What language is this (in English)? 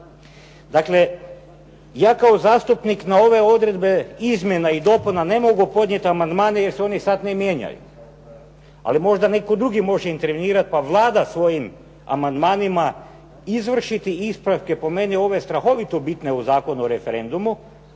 Croatian